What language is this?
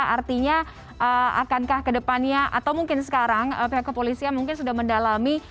Indonesian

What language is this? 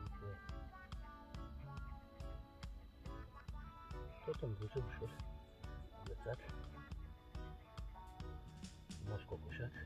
Romanian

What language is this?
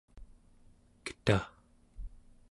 Central Yupik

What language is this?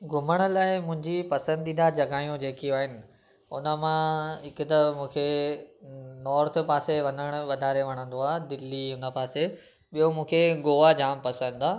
Sindhi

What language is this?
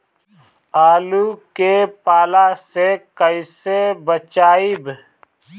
Bhojpuri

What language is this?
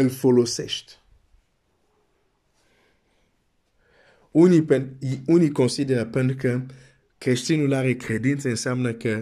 Romanian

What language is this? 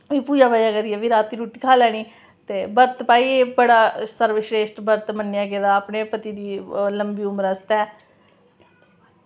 Dogri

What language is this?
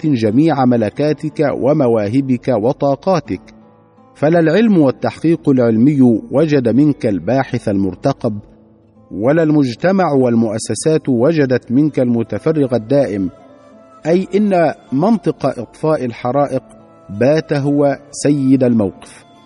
Arabic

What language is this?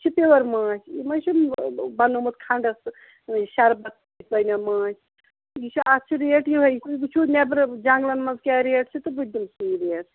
Kashmiri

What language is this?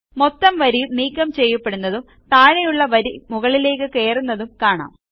Malayalam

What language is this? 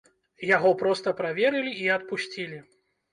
Belarusian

